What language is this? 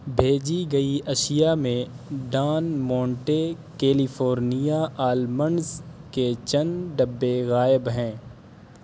Urdu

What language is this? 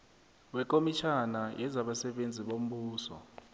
South Ndebele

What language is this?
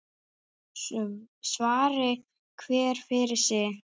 Icelandic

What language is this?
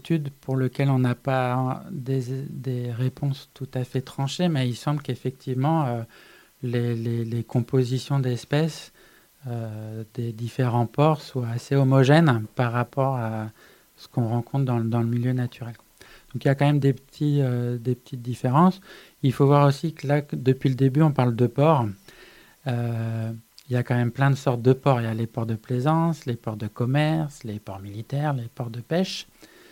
French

